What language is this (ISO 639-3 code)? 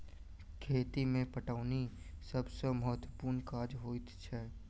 mai